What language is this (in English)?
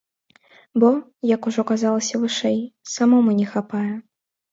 Belarusian